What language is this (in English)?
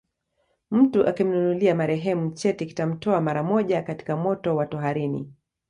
Swahili